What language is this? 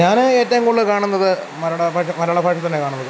Malayalam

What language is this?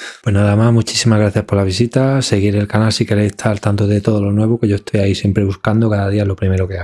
Spanish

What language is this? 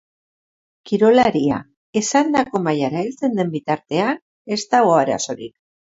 Basque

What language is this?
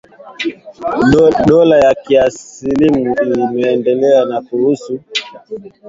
Swahili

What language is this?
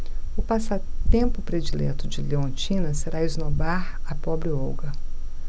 Portuguese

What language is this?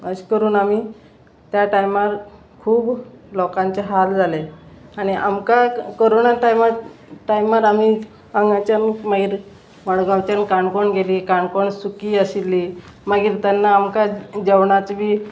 Konkani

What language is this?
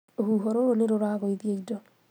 Kikuyu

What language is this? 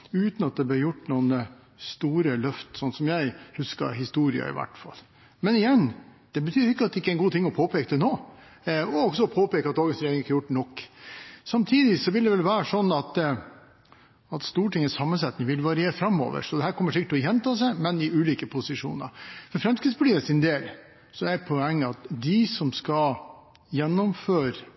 Norwegian Bokmål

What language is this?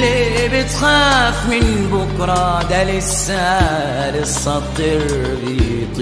Arabic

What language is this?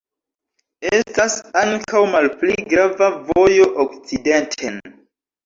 Esperanto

